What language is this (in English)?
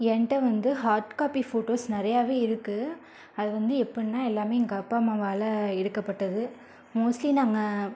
Tamil